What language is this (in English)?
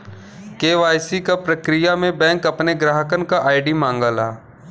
Bhojpuri